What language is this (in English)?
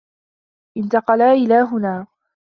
Arabic